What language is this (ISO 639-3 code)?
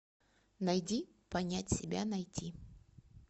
rus